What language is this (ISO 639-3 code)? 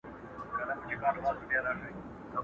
pus